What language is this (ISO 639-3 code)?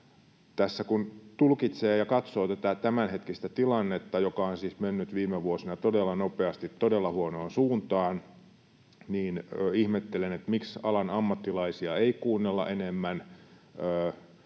fin